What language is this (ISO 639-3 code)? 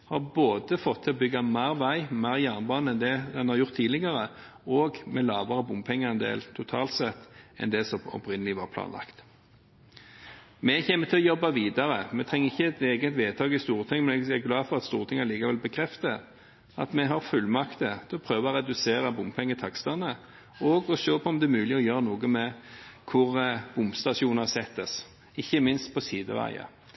nob